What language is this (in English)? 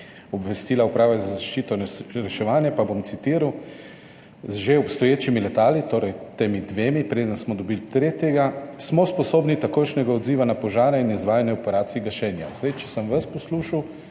Slovenian